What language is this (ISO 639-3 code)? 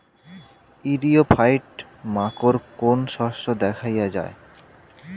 ben